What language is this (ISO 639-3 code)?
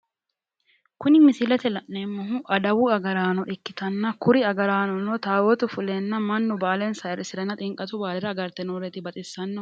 sid